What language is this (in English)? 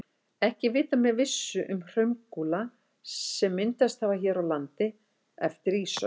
Icelandic